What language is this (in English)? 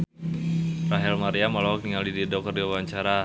Sundanese